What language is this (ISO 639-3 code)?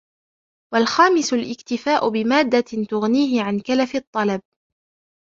ara